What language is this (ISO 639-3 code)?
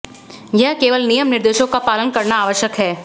hin